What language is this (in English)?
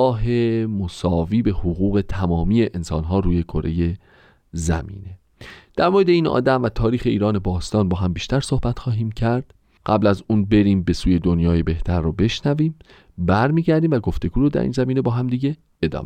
Persian